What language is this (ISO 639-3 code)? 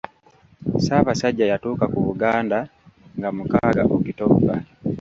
lug